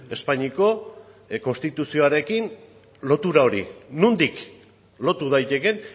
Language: Basque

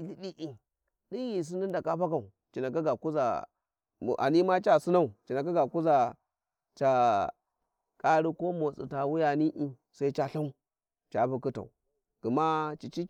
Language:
Warji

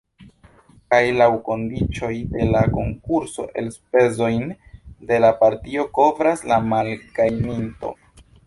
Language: Esperanto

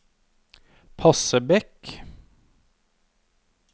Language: Norwegian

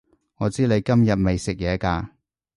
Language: Cantonese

